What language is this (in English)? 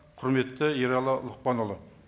Kazakh